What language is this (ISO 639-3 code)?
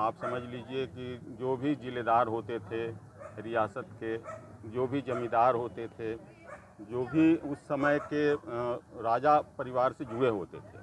hin